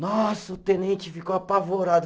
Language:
Portuguese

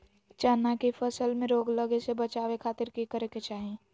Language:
Magahi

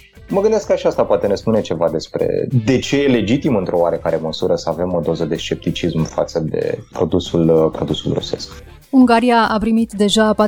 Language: Romanian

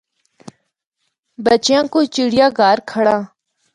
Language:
Northern Hindko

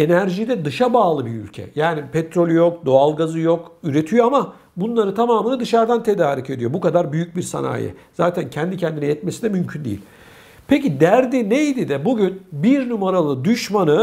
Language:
Turkish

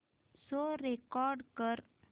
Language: Marathi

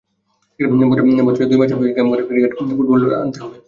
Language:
Bangla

